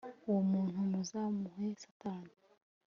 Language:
Kinyarwanda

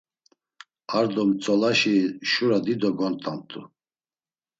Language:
Laz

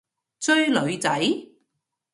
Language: Cantonese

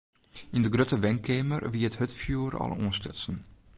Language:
Western Frisian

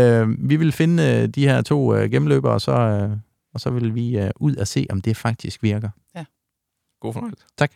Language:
Danish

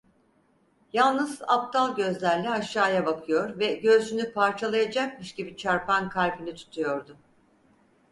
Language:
Turkish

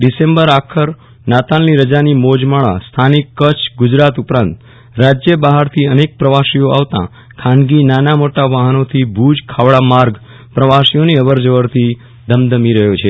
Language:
Gujarati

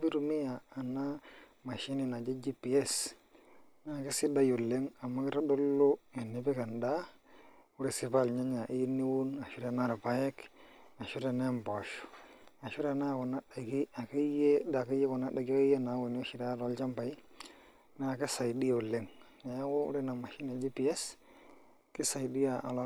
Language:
Masai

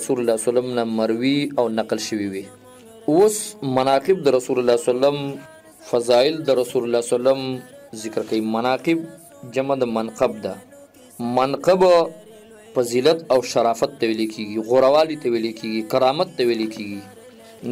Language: Arabic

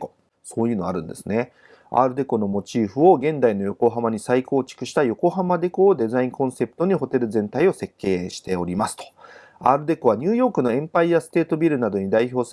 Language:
Japanese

